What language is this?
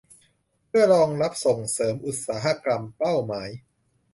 Thai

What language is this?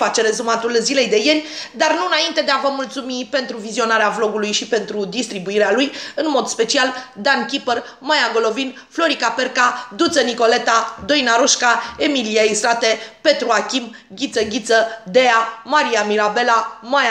Romanian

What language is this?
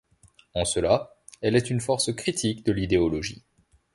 French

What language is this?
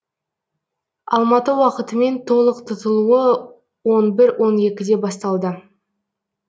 Kazakh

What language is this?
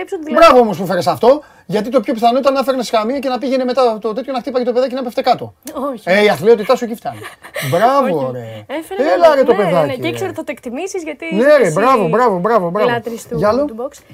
Greek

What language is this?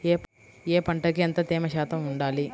Telugu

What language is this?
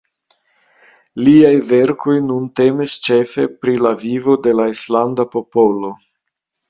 Esperanto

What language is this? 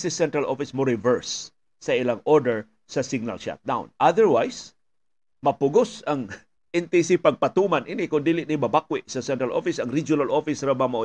Filipino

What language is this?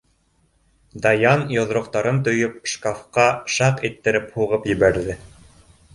Bashkir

